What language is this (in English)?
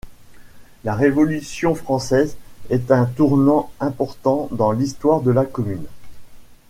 French